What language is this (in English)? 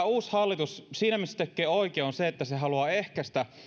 Finnish